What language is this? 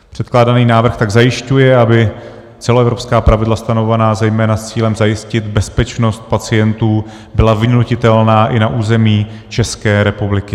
Czech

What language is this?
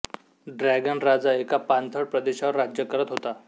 Marathi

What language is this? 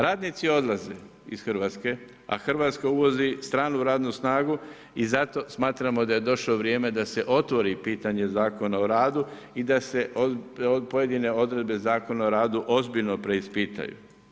Croatian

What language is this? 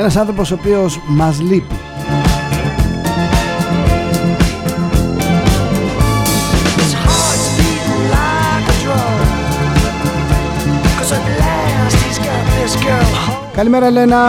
Greek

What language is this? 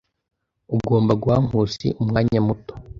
Kinyarwanda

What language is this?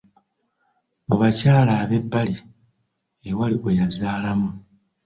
Ganda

